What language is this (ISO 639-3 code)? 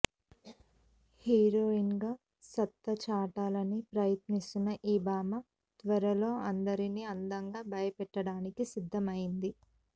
tel